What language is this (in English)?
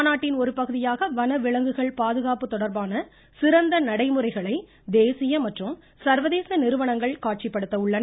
Tamil